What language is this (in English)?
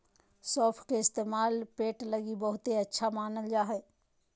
Magahi